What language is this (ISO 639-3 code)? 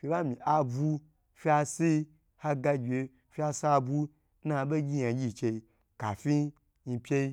gbr